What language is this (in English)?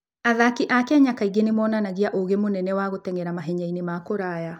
Kikuyu